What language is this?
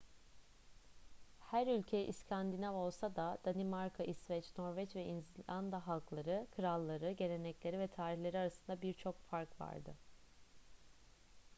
Turkish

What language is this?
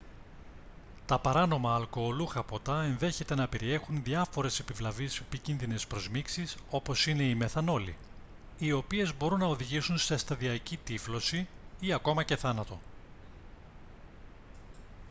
Greek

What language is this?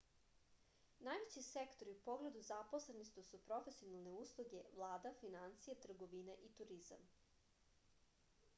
Serbian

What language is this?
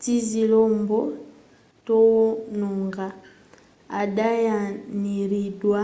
Nyanja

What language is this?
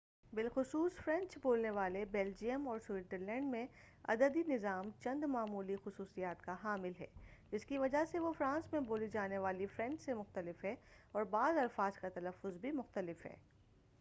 Urdu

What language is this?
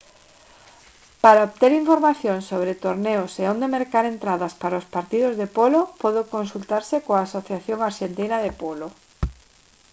Galician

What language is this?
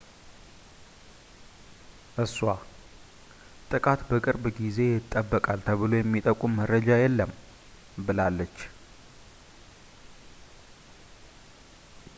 Amharic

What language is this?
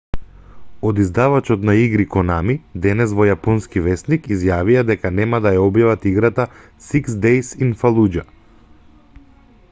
Macedonian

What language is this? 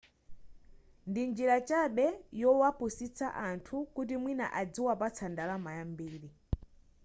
Nyanja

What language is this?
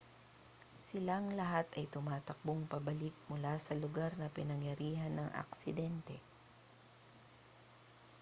Filipino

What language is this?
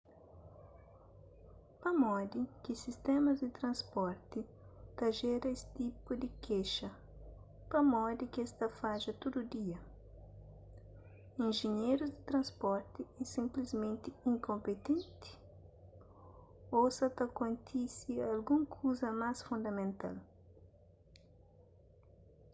Kabuverdianu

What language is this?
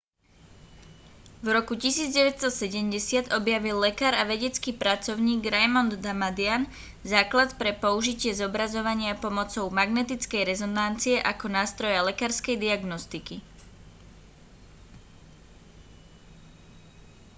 Slovak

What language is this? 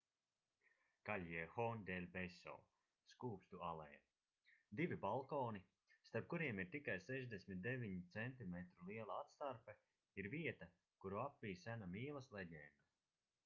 Latvian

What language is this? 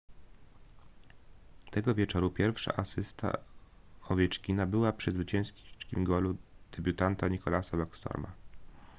Polish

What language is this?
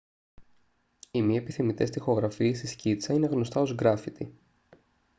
Greek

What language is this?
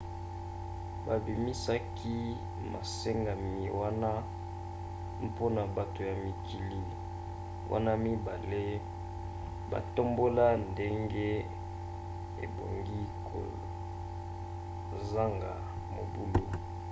Lingala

